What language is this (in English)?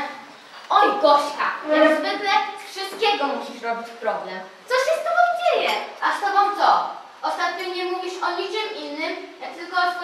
Polish